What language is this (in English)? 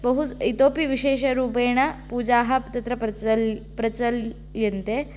Sanskrit